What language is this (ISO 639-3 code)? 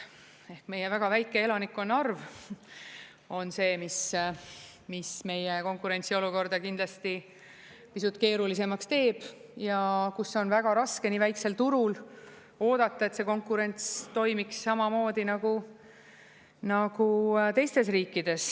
est